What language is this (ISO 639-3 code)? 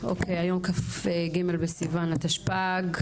heb